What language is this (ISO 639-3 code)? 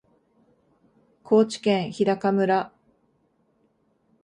jpn